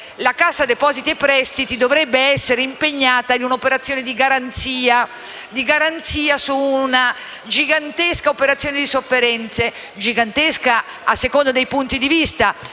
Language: Italian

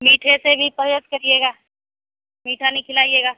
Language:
Urdu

